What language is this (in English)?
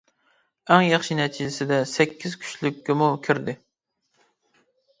Uyghur